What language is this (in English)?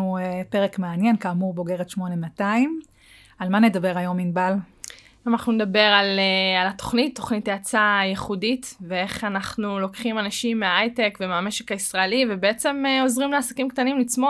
Hebrew